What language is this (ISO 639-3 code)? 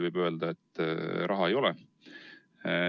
est